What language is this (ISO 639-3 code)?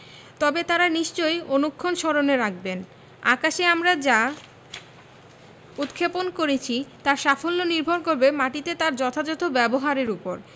ben